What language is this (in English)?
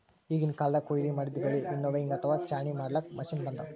Kannada